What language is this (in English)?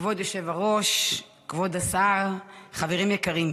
Hebrew